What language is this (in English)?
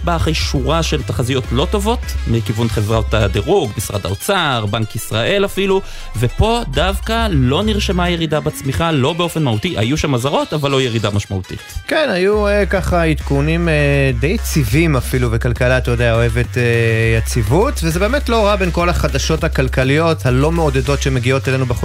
Hebrew